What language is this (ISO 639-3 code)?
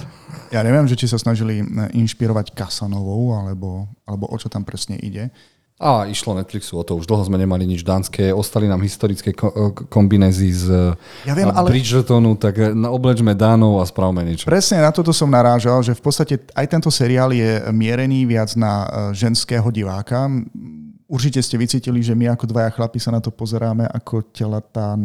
slk